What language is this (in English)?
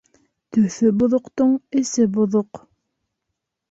Bashkir